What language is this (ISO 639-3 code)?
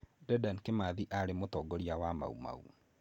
kik